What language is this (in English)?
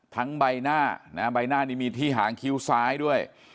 Thai